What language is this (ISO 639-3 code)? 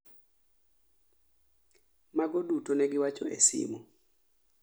luo